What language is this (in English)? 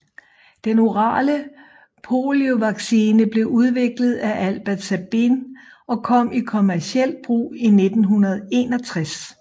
Danish